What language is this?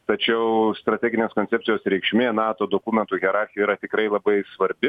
Lithuanian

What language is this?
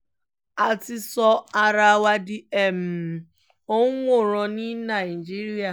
Yoruba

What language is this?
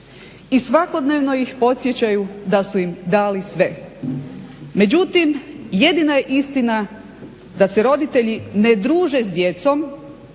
Croatian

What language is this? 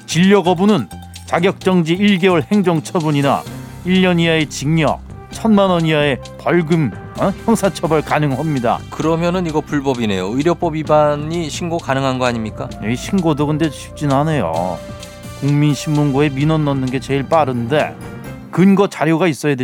Korean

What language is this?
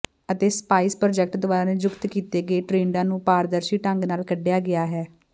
Punjabi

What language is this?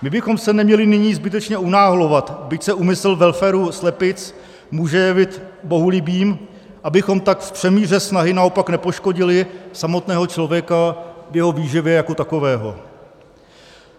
Czech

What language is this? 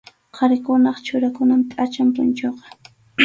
Arequipa-La Unión Quechua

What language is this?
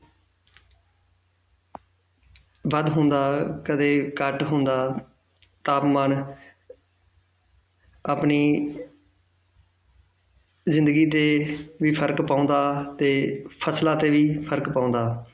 Punjabi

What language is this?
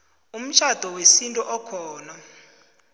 South Ndebele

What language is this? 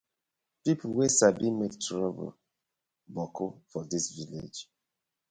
Nigerian Pidgin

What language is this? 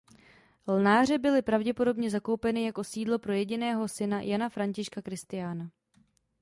Czech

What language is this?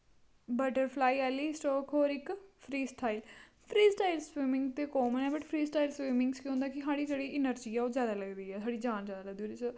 Dogri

